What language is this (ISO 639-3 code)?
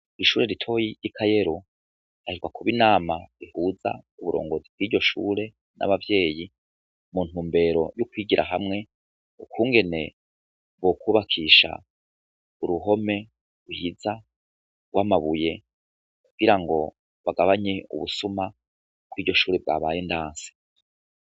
run